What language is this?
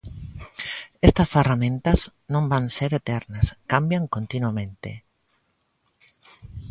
Galician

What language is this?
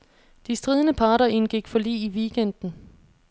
Danish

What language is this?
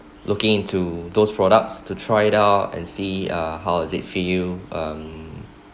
English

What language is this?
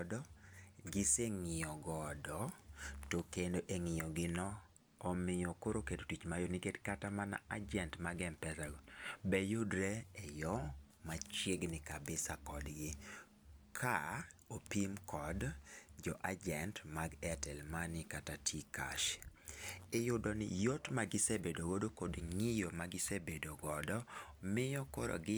Luo (Kenya and Tanzania)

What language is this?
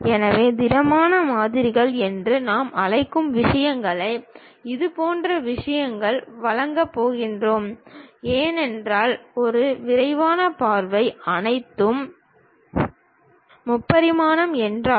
Tamil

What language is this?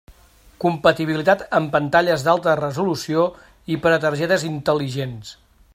Catalan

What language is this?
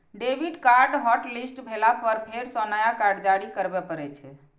Maithili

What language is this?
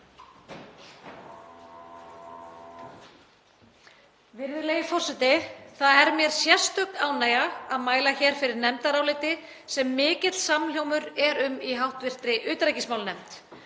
Icelandic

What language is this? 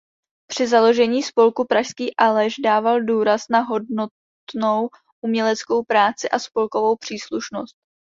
Czech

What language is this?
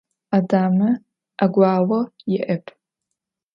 Adyghe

